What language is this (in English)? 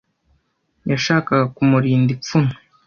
Kinyarwanda